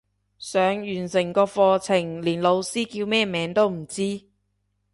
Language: Cantonese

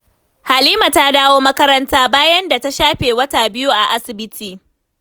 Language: Hausa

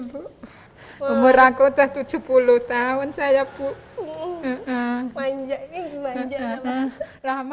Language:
Indonesian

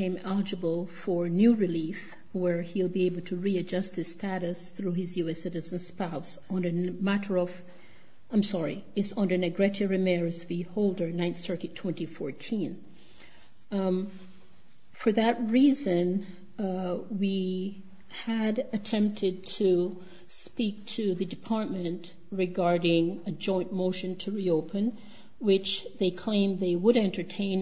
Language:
English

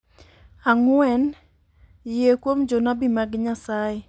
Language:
Luo (Kenya and Tanzania)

